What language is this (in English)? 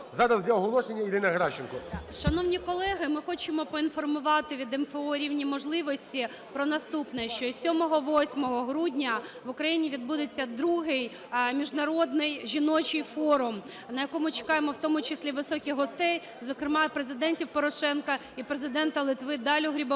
Ukrainian